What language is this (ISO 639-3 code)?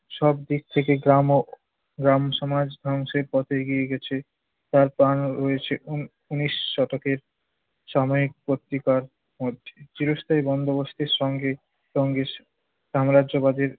ben